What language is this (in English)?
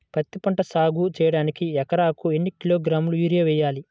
Telugu